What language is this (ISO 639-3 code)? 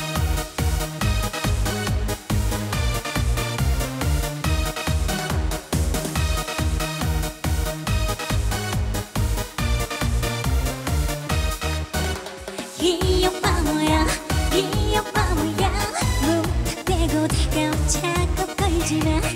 kor